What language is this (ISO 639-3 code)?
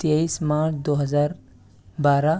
urd